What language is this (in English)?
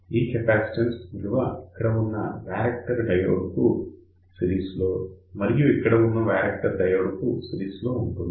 Telugu